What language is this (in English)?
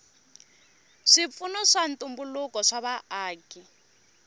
Tsonga